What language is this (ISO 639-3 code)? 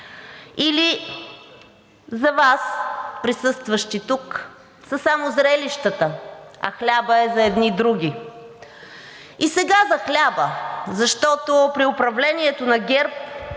bul